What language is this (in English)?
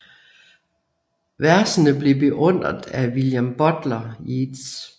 Danish